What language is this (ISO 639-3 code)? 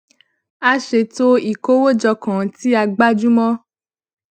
yor